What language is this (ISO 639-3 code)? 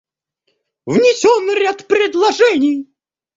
rus